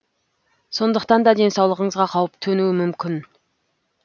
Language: Kazakh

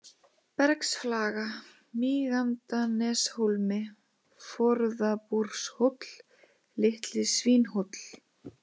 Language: Icelandic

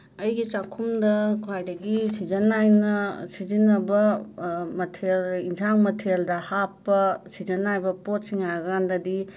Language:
Manipuri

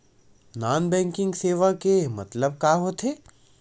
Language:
Chhattisgarhi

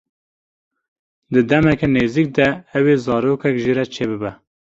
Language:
Kurdish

